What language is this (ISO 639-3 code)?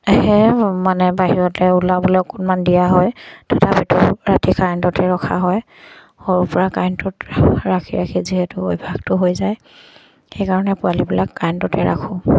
asm